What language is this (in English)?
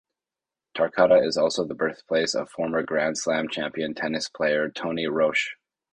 English